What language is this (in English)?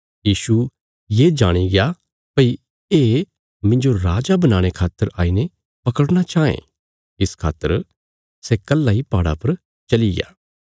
Bilaspuri